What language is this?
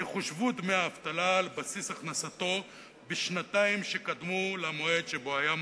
Hebrew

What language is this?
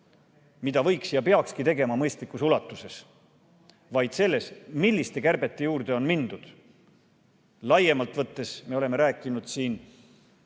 Estonian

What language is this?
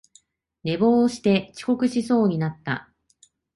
Japanese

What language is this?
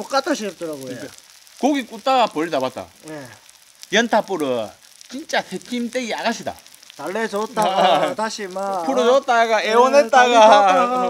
Korean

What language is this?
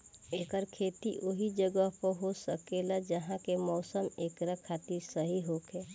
Bhojpuri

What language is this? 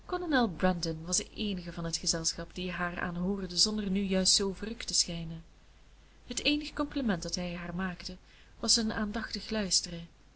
Dutch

